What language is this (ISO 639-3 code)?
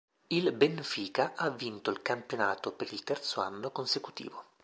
ita